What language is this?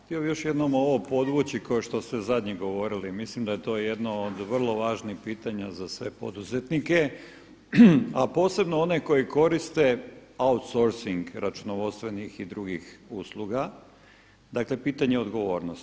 Croatian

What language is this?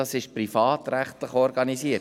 Swiss German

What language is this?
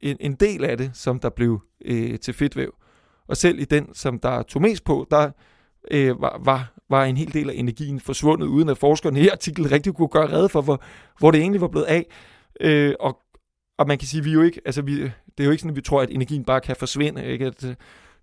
Danish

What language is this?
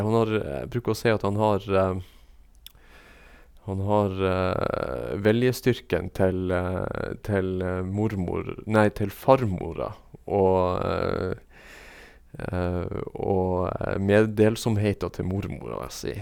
Norwegian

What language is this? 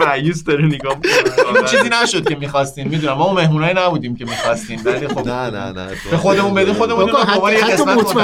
Persian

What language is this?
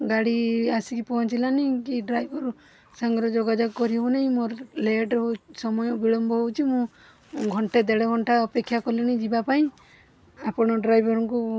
Odia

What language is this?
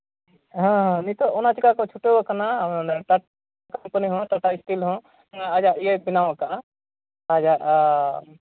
Santali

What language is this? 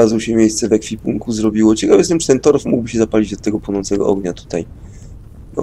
Polish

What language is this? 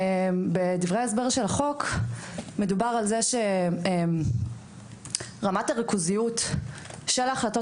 Hebrew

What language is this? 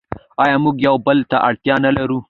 Pashto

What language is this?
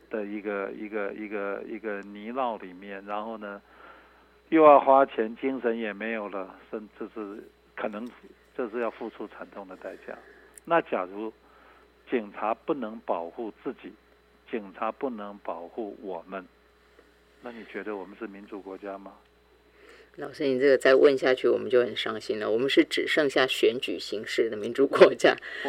Chinese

